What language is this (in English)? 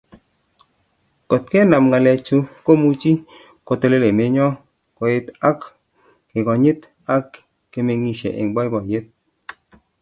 Kalenjin